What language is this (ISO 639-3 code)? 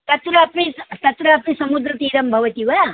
san